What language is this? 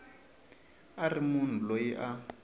Tsonga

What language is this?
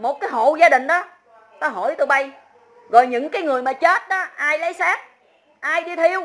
Vietnamese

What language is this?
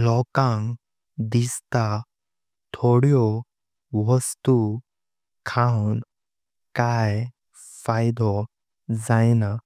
Konkani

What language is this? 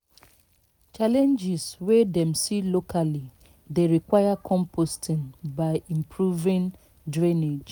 Nigerian Pidgin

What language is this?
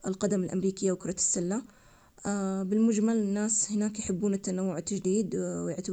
Omani Arabic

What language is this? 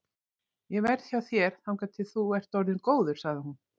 Icelandic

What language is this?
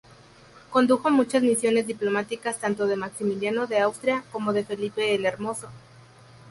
Spanish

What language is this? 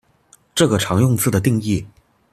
Chinese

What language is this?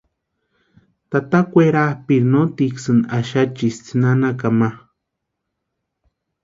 Western Highland Purepecha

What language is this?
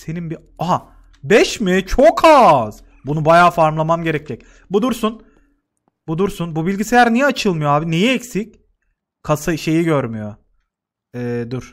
Turkish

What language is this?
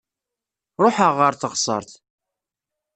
Kabyle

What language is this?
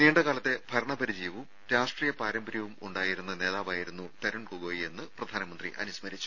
Malayalam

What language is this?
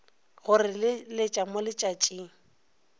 Northern Sotho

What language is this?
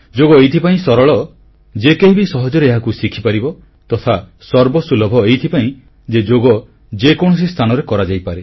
Odia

